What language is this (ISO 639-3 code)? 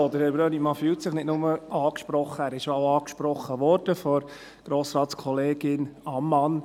gsw